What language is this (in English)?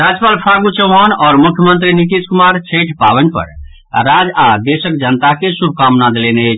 Maithili